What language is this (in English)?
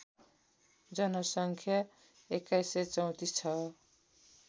Nepali